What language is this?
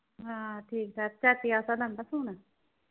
Punjabi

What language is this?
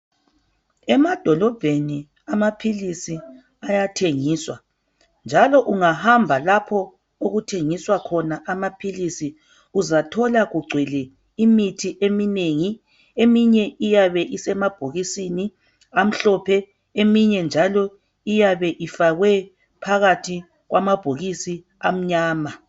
North Ndebele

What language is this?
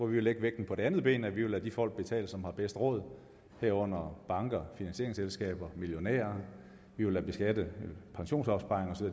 Danish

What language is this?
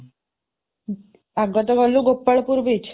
Odia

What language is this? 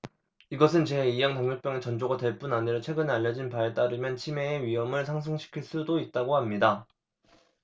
Korean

